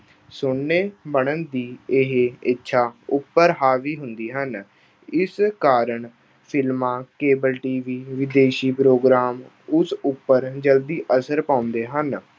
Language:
Punjabi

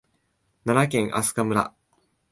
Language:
Japanese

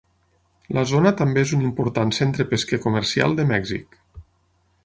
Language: Catalan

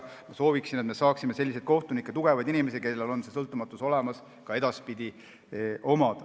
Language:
Estonian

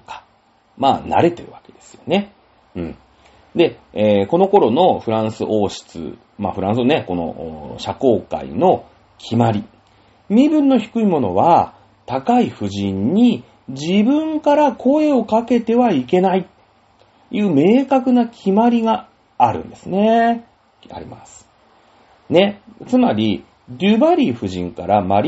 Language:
Japanese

